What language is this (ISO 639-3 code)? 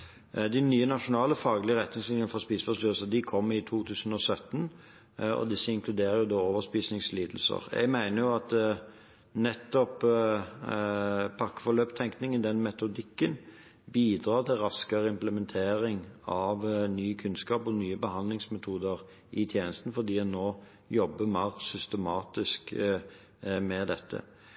nob